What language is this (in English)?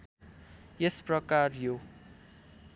Nepali